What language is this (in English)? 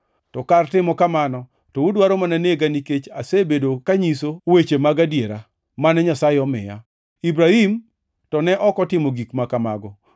Luo (Kenya and Tanzania)